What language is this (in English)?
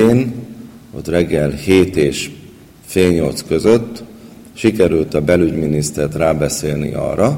Hungarian